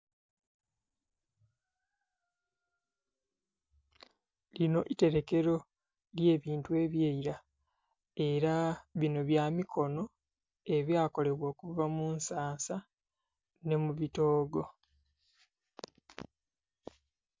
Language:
Soga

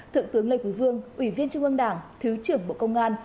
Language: Vietnamese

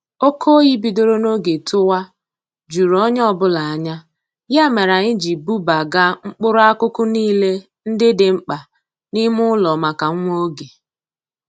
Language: Igbo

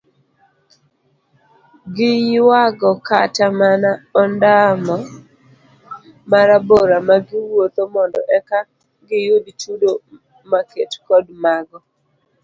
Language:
Luo (Kenya and Tanzania)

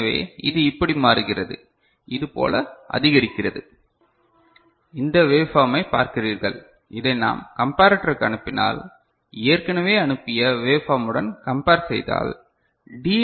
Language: Tamil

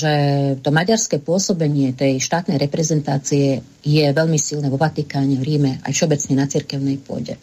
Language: Slovak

